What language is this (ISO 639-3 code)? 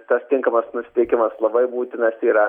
lit